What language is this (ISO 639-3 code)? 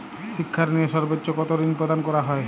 ben